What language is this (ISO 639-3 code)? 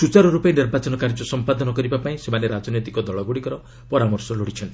ori